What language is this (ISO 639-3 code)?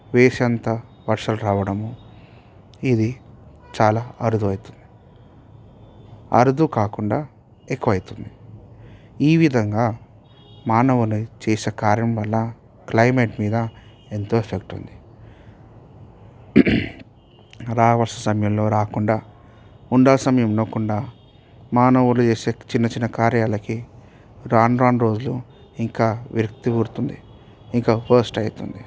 tel